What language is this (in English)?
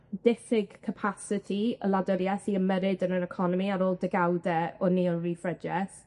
Welsh